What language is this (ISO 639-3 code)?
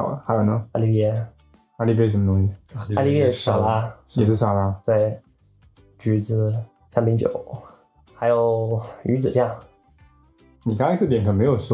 zho